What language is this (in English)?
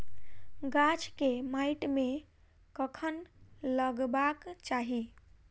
Maithili